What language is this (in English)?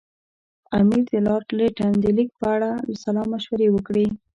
Pashto